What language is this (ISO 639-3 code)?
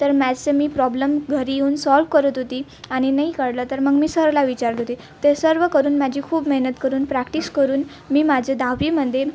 mar